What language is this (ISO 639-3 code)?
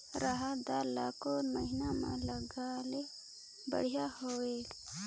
hne